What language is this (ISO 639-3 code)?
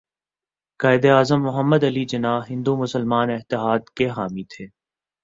urd